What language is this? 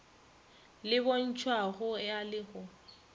Northern Sotho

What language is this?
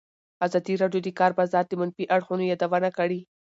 Pashto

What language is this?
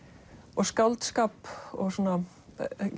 Icelandic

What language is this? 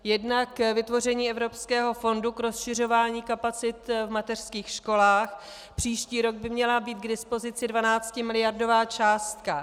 Czech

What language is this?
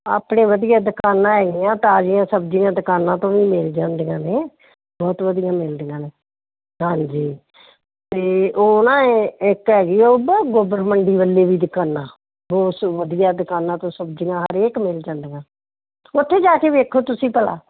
Punjabi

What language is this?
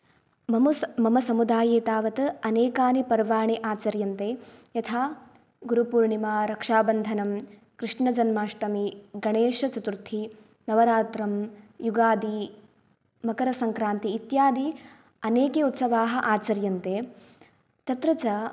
Sanskrit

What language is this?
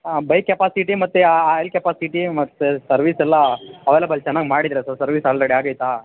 Kannada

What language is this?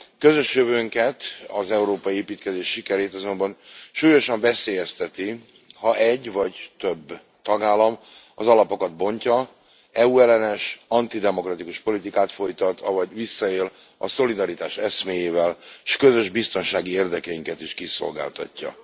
Hungarian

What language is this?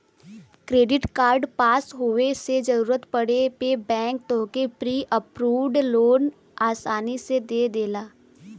Bhojpuri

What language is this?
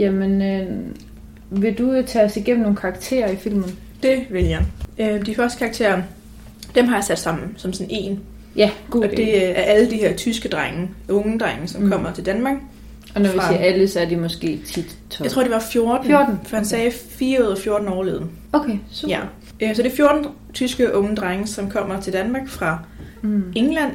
Danish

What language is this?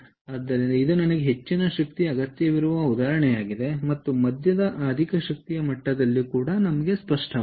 Kannada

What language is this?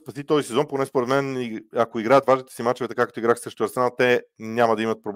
Bulgarian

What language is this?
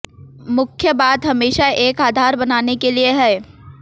Hindi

